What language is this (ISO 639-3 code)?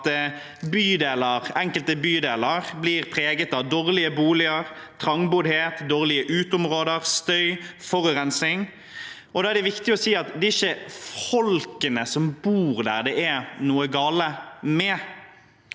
nor